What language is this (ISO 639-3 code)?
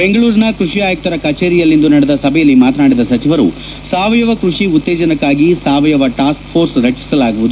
kan